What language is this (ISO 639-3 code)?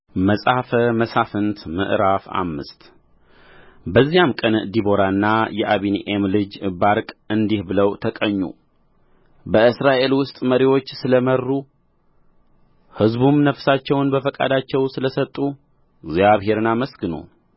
amh